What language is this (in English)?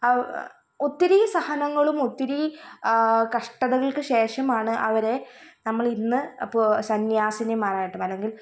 Malayalam